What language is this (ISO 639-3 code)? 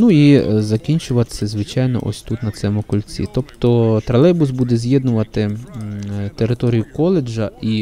ukr